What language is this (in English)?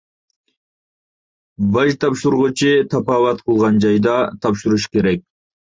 Uyghur